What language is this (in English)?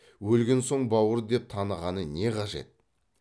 Kazakh